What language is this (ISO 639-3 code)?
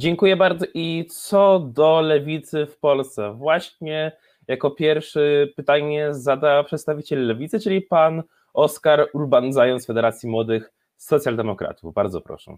pol